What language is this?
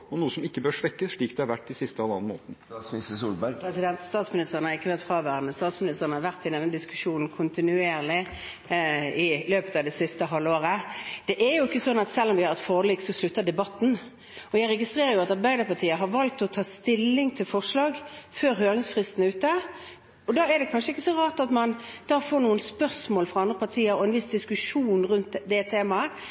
Norwegian Bokmål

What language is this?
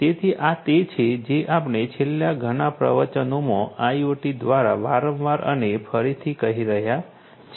Gujarati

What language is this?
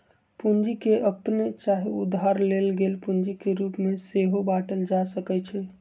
Magahi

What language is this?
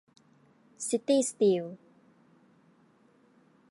Thai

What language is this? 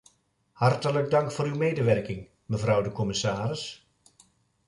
Dutch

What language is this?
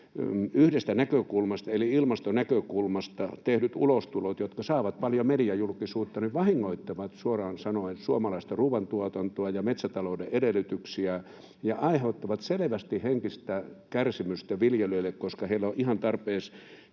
Finnish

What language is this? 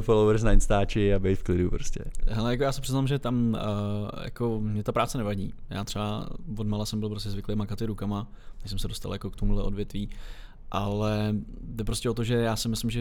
Czech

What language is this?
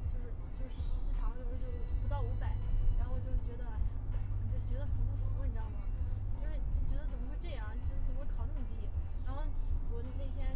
Chinese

